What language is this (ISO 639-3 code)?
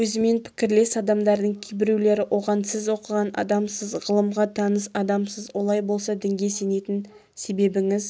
kaz